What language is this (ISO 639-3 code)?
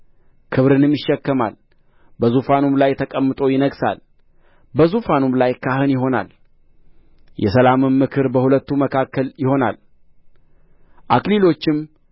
amh